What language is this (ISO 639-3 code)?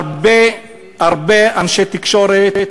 heb